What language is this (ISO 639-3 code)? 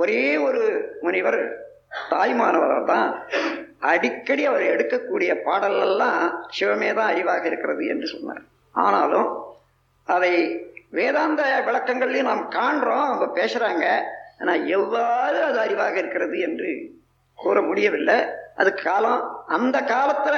tam